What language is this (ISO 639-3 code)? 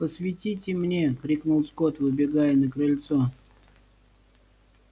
rus